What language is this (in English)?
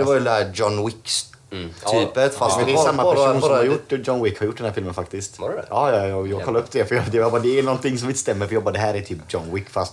Swedish